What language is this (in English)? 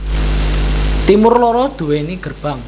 Javanese